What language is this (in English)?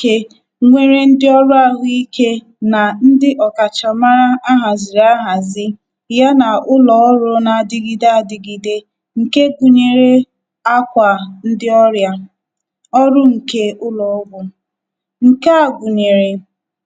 Igbo